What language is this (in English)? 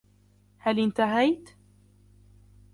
Arabic